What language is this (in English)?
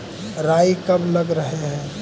Magahi